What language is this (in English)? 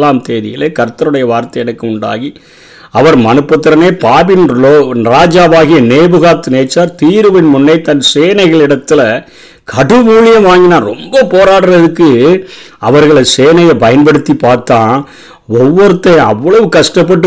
Tamil